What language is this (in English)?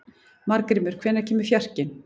Icelandic